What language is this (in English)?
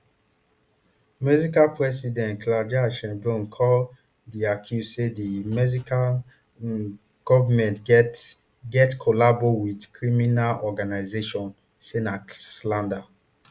Nigerian Pidgin